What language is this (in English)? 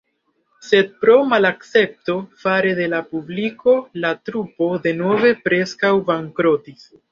Esperanto